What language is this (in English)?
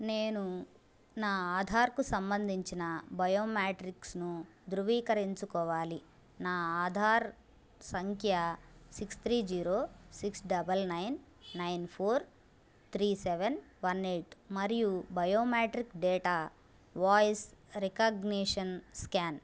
Telugu